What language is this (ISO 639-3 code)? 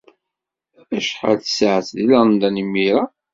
kab